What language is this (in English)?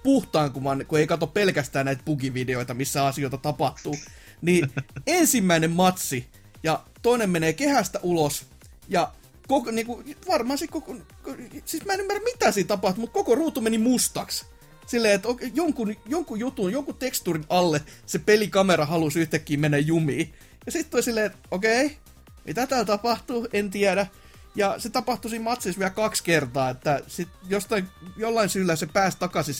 Finnish